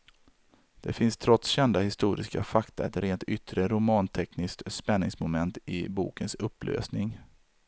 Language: Swedish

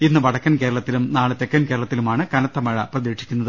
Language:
Malayalam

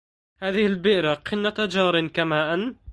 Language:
Arabic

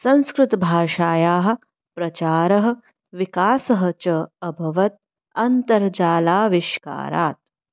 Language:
Sanskrit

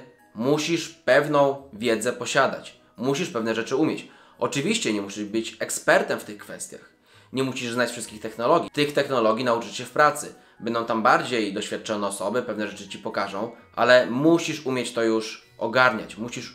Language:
Polish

